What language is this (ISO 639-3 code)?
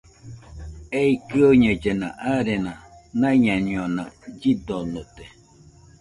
hux